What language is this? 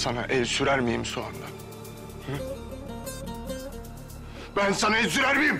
Turkish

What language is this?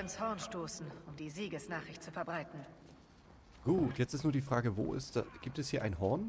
German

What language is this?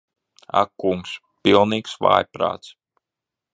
Latvian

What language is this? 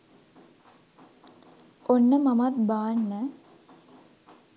Sinhala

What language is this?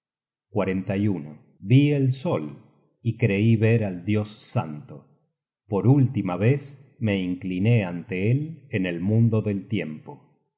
Spanish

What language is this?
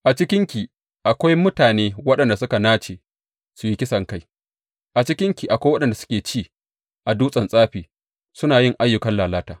Hausa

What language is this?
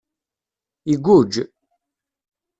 Kabyle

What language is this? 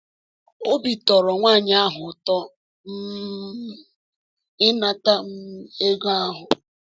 Igbo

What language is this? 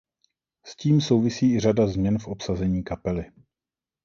Czech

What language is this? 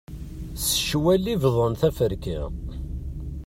Kabyle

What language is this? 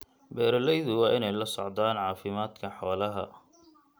Somali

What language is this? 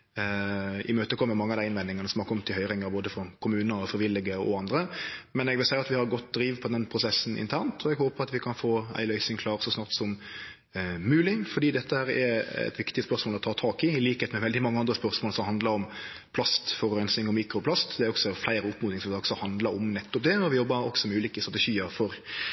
Norwegian Nynorsk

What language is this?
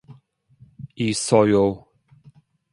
Korean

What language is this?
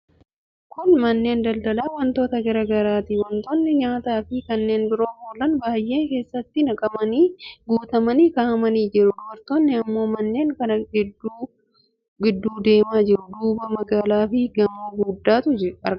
Oromo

